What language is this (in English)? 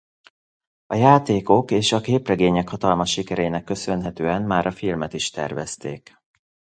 Hungarian